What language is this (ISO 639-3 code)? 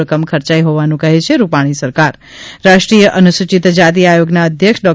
guj